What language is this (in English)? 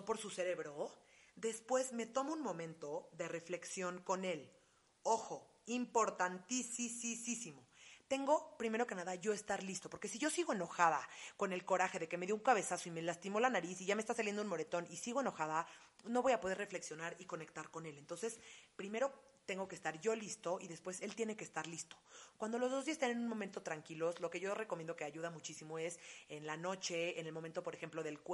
Spanish